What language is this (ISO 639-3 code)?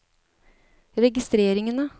nor